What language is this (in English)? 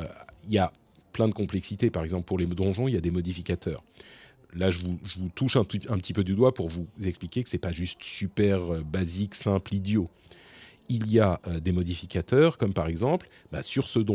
French